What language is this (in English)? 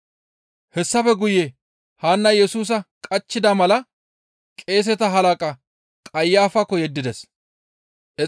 Gamo